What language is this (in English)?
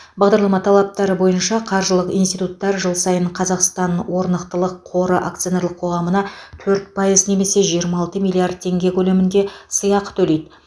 Kazakh